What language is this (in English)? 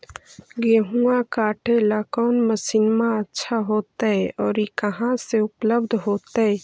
Magahi